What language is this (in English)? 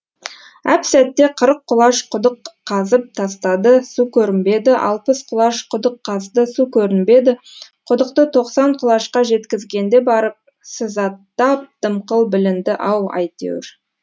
Kazakh